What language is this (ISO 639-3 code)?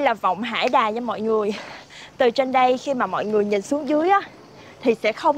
vie